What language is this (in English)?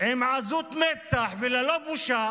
Hebrew